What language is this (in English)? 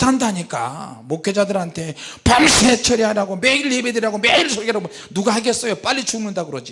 Korean